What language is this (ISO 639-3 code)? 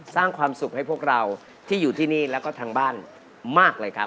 tha